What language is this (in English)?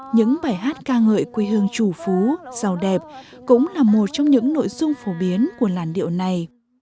Vietnamese